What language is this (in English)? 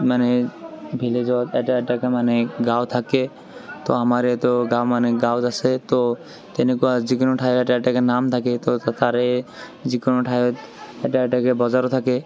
Assamese